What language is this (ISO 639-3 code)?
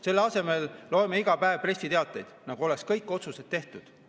est